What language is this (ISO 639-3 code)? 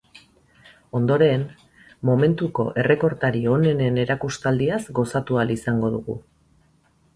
eus